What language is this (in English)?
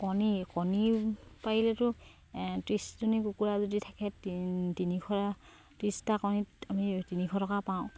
Assamese